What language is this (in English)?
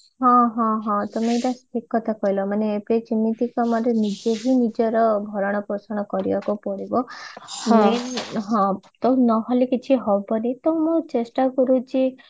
Odia